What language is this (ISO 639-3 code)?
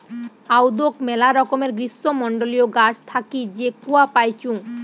ben